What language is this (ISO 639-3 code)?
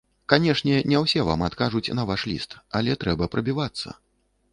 bel